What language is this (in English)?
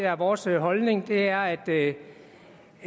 Danish